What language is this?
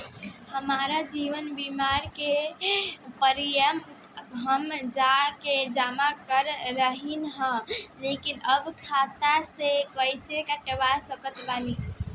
Bhojpuri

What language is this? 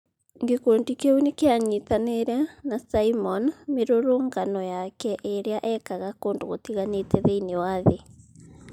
Kikuyu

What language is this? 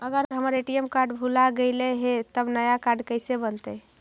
Magahi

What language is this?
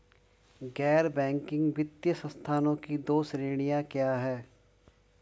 Hindi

